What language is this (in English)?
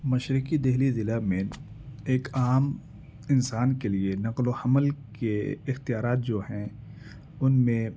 Urdu